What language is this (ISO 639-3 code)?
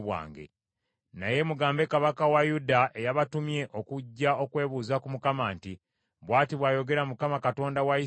lug